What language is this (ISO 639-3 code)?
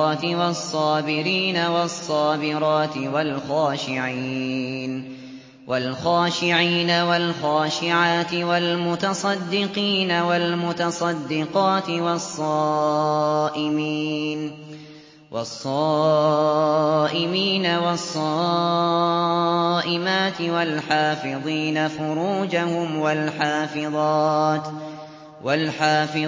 ara